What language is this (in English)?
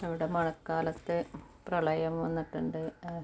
Malayalam